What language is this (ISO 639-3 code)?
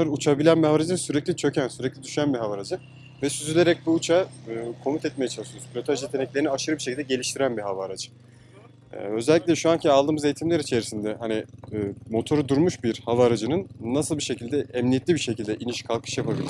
tur